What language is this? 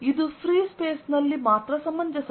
Kannada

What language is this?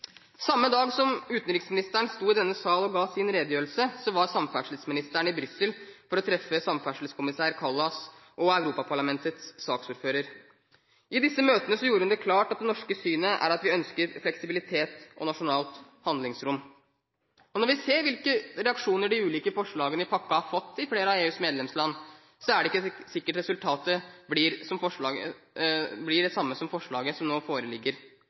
Norwegian Bokmål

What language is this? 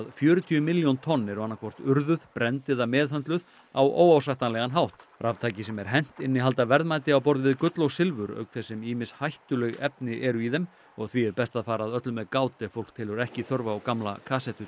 Icelandic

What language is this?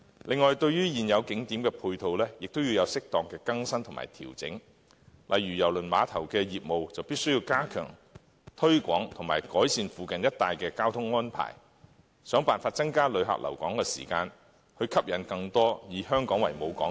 Cantonese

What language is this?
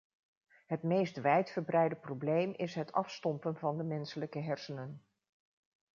Dutch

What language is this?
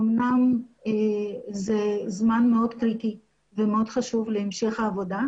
Hebrew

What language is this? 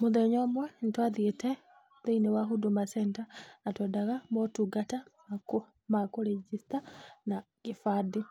Kikuyu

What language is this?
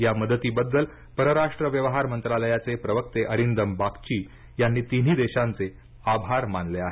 Marathi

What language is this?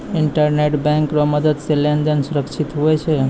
Maithili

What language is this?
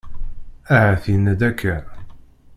Kabyle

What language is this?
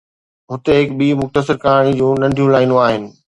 Sindhi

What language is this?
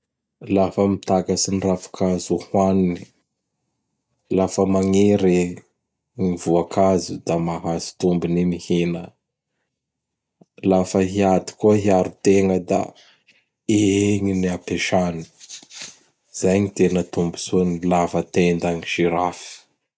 Bara Malagasy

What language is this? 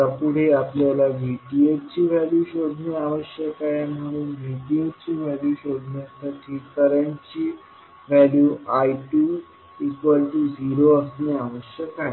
Marathi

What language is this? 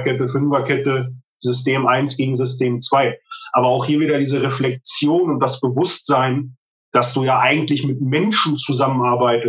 German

